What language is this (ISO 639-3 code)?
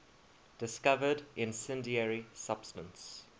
eng